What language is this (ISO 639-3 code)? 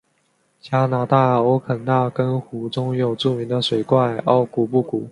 zho